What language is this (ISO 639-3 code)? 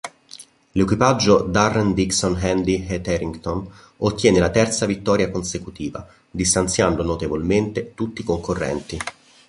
ita